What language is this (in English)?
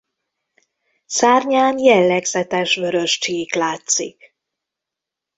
Hungarian